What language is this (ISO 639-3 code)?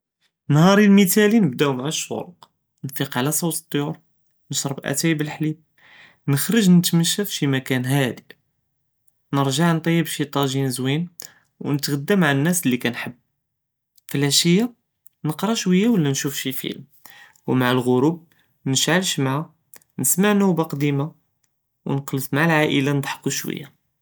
jrb